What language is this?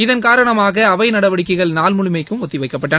Tamil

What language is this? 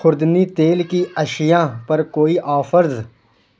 Urdu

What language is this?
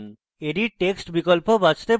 Bangla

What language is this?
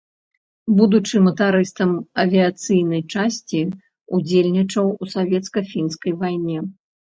Belarusian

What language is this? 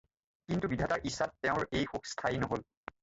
Assamese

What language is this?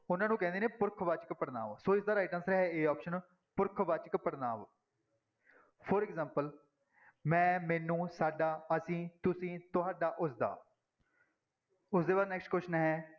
Punjabi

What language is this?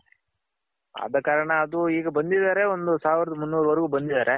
Kannada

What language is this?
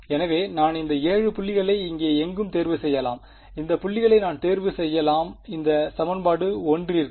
Tamil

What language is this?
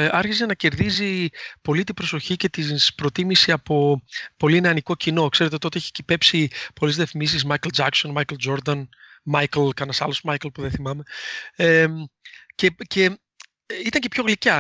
Greek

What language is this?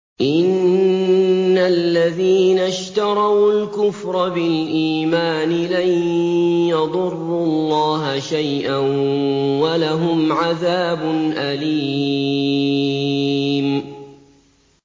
Arabic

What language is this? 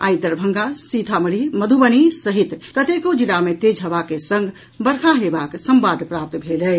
Maithili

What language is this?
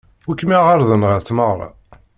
Kabyle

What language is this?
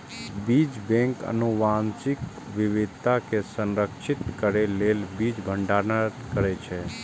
Maithili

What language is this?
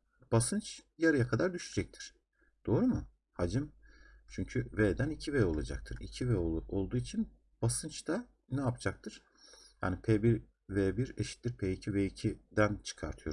Turkish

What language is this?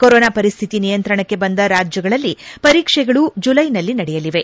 Kannada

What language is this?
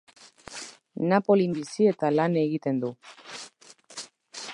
Basque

